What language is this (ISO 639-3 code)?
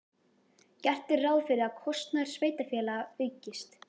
isl